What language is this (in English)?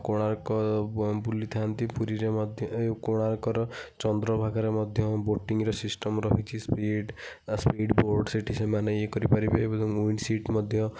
Odia